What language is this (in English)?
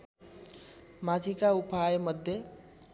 Nepali